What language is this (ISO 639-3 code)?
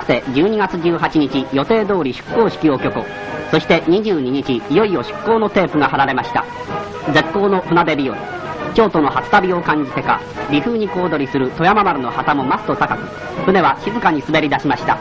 jpn